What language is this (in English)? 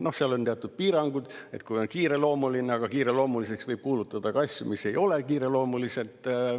Estonian